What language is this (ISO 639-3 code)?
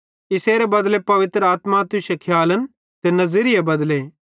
bhd